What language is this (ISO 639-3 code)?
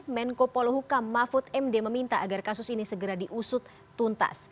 ind